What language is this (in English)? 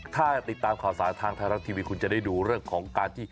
Thai